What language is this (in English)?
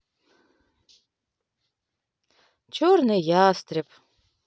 Russian